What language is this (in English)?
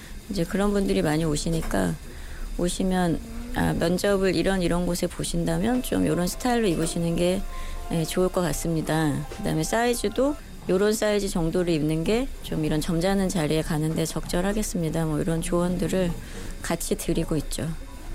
Korean